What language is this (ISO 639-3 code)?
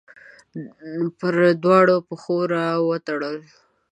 pus